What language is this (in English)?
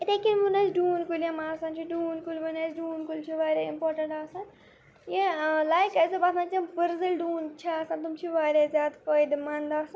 Kashmiri